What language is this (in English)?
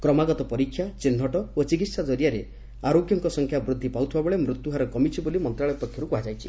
Odia